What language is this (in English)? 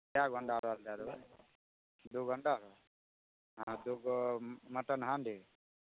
Maithili